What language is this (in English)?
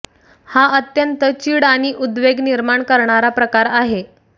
Marathi